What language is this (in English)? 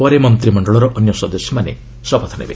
Odia